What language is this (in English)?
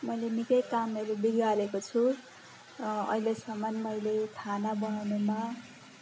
Nepali